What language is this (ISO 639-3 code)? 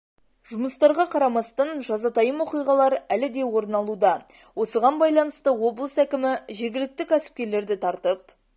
kaz